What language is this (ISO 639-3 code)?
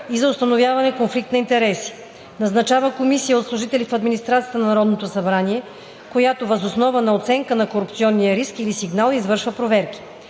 bul